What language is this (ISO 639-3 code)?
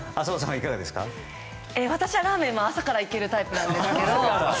jpn